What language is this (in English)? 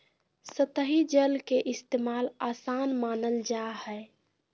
Magahi